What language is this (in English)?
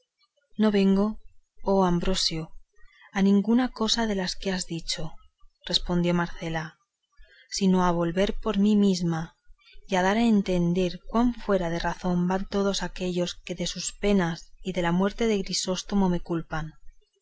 Spanish